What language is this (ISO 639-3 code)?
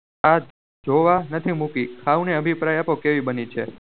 guj